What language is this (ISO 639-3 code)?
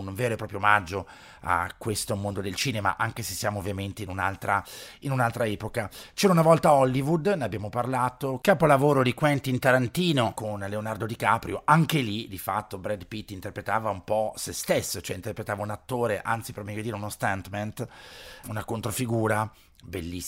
ita